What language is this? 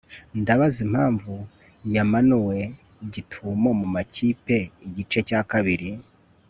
Kinyarwanda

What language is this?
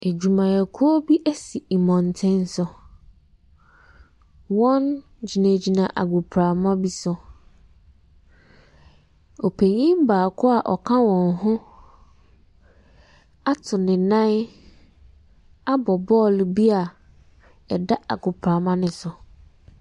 Akan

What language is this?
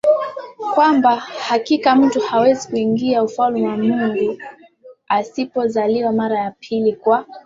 Swahili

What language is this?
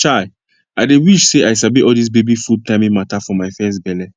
Nigerian Pidgin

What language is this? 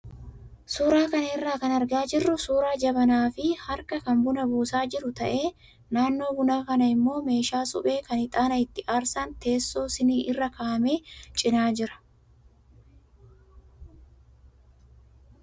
Oromo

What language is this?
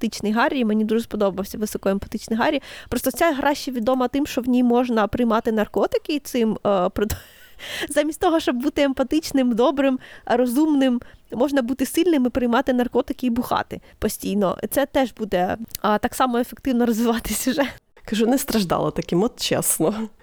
Ukrainian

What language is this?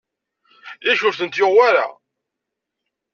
Kabyle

